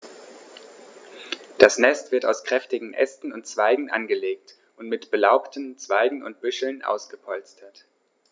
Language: German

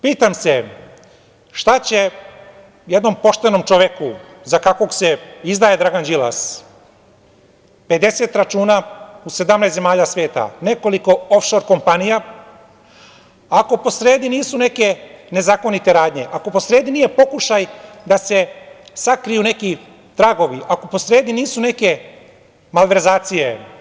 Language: Serbian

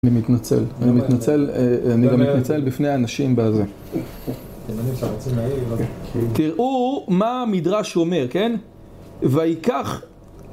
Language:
Hebrew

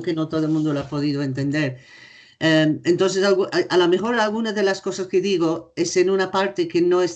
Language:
Spanish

